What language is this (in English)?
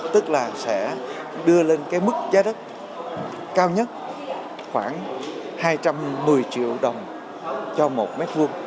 Vietnamese